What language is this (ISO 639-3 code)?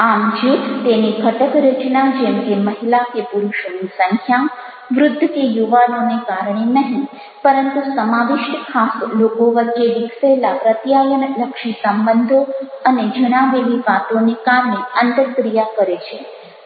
guj